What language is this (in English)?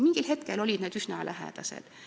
Estonian